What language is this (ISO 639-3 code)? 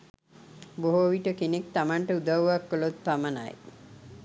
sin